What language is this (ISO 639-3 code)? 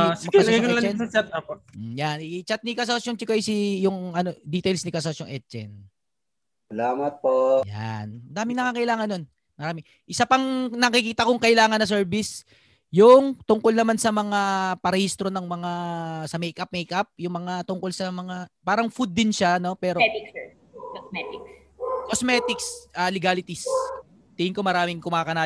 fil